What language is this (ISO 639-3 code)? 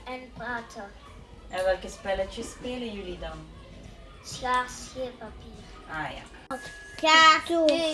nld